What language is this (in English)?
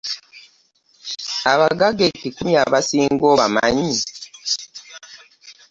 Ganda